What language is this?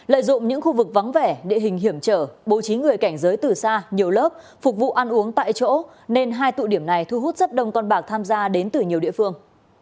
Vietnamese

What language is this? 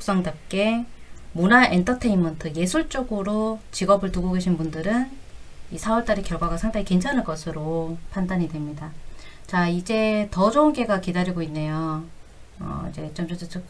Korean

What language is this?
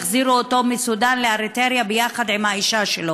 Hebrew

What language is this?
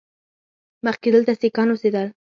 Pashto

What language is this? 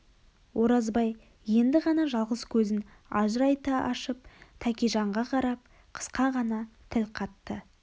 Kazakh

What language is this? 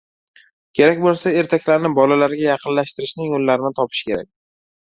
Uzbek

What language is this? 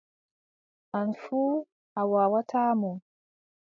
Adamawa Fulfulde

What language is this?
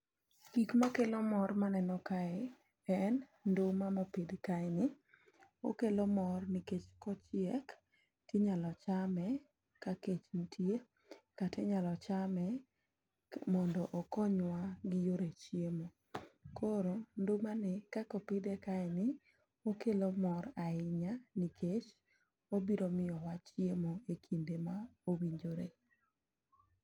Luo (Kenya and Tanzania)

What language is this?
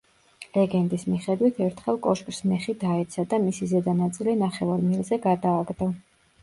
Georgian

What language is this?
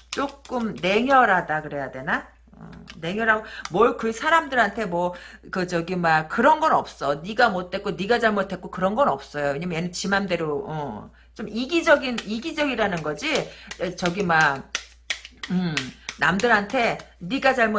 Korean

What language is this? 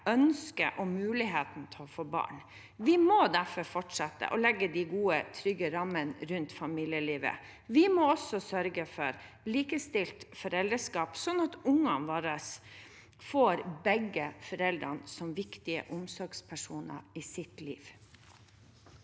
Norwegian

